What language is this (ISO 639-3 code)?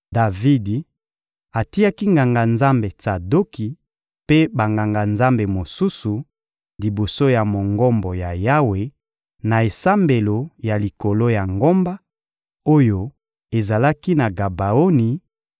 lin